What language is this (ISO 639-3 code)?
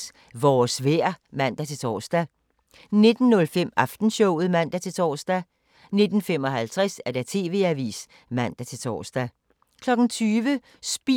dan